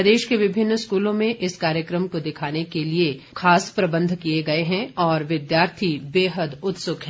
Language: Hindi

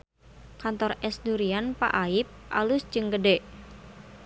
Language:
Sundanese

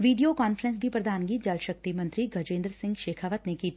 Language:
Punjabi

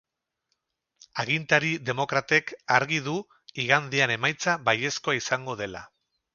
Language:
Basque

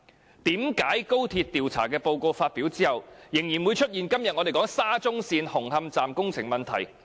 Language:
Cantonese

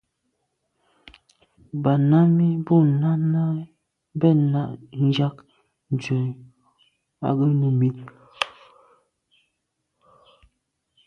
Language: Medumba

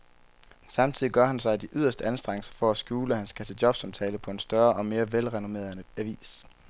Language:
Danish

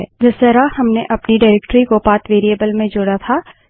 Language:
Hindi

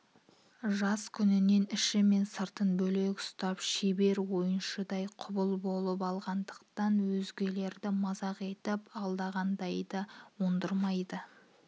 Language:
Kazakh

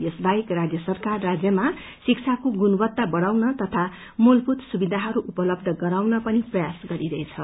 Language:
Nepali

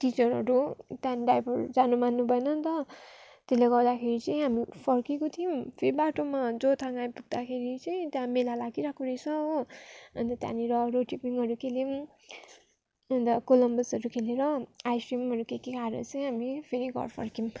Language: Nepali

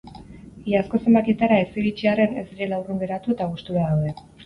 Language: Basque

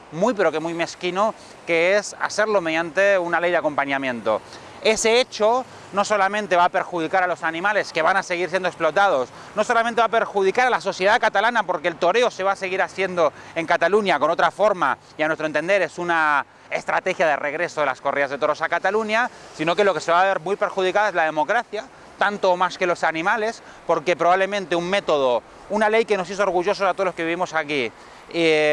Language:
Spanish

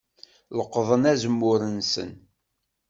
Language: Kabyle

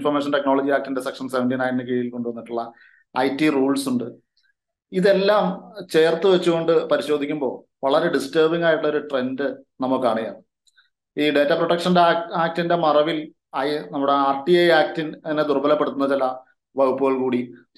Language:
Malayalam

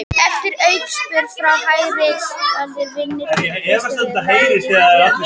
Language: Icelandic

